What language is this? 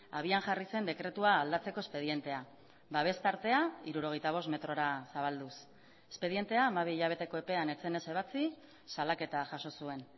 Basque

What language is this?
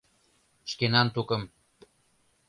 Mari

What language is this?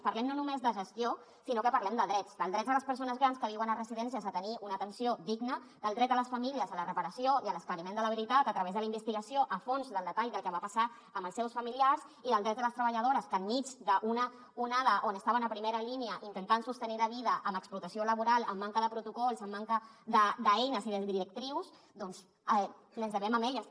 Catalan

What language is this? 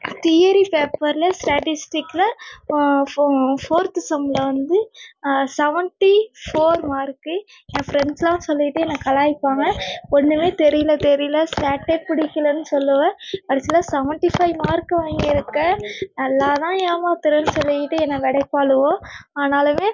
Tamil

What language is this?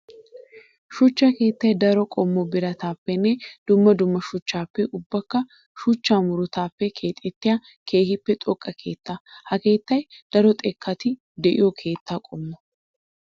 Wolaytta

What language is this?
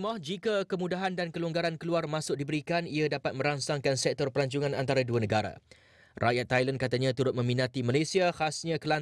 Malay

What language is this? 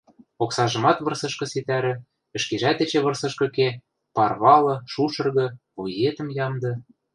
Western Mari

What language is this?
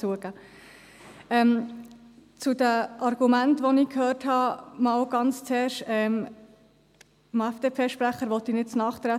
Swiss German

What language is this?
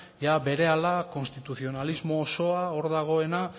Basque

